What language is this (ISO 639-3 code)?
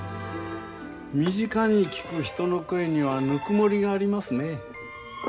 jpn